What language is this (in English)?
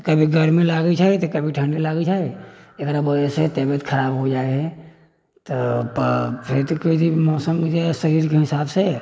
Maithili